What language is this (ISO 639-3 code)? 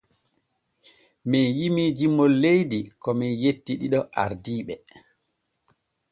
fue